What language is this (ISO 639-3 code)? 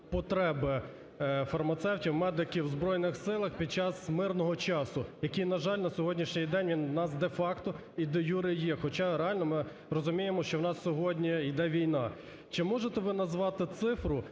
ukr